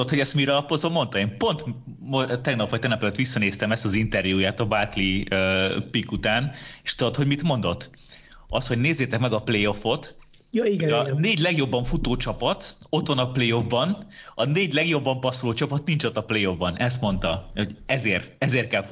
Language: Hungarian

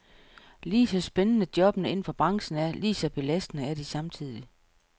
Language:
Danish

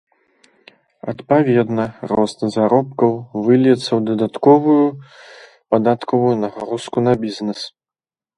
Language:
Belarusian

